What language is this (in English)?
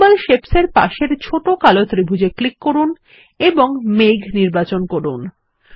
Bangla